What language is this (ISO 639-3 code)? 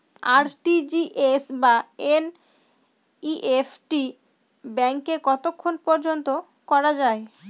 ben